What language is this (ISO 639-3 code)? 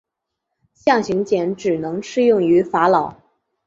zho